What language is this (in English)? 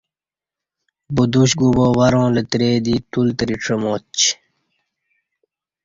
Kati